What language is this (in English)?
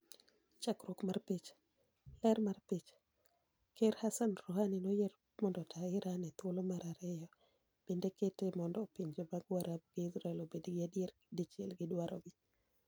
Luo (Kenya and Tanzania)